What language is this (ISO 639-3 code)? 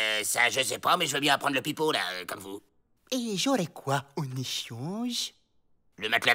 fra